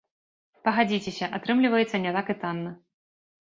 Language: Belarusian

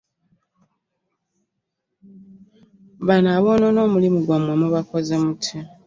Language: Ganda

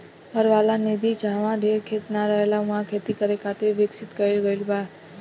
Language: Bhojpuri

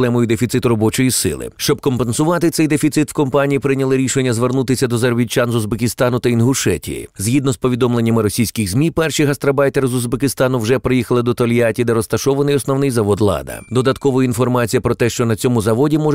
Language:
Ukrainian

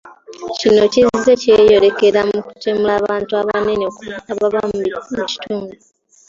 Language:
Ganda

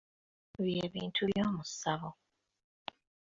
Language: Ganda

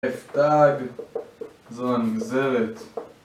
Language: Hebrew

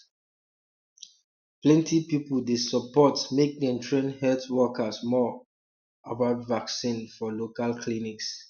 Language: Nigerian Pidgin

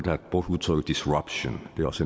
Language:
Danish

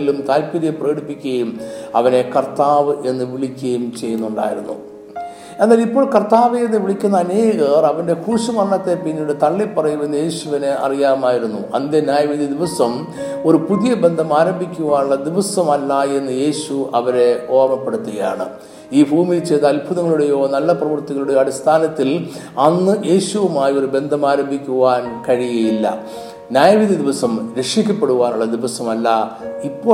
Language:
Malayalam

